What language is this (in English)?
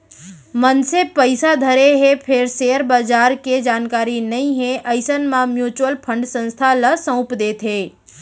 Chhattisgarhi